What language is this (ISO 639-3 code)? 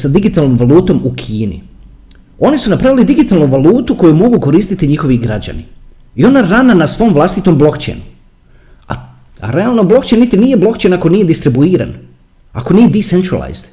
hrv